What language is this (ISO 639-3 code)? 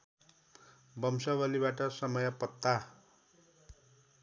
nep